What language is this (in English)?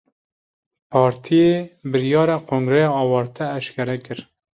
Kurdish